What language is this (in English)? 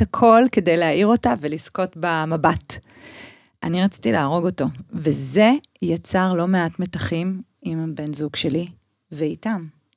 Hebrew